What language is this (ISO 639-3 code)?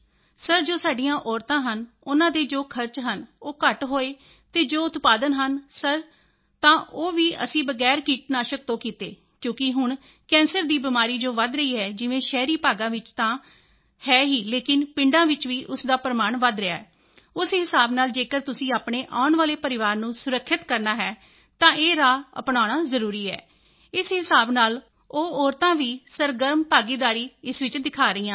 pan